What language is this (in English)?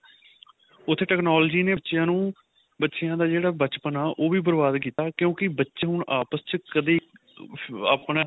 Punjabi